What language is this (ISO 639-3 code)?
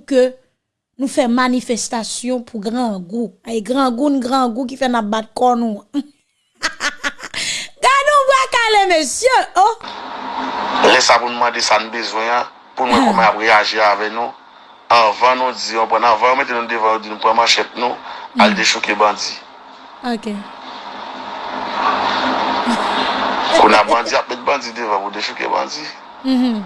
fra